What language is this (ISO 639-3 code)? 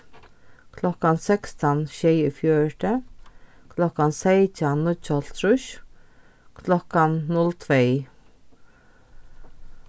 fao